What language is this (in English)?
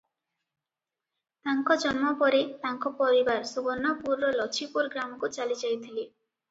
Odia